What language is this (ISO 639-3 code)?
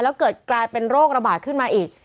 tha